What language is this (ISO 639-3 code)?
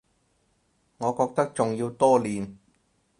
yue